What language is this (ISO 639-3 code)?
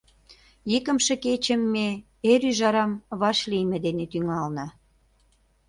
chm